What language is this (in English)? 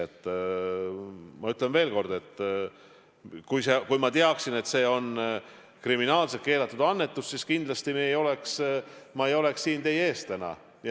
Estonian